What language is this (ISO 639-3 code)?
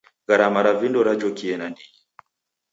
dav